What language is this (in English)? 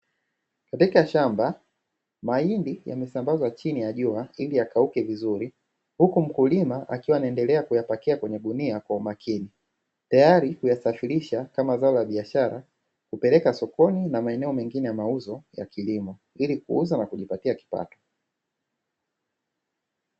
Swahili